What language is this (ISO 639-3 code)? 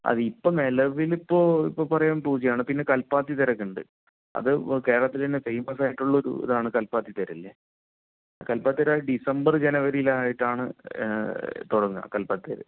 mal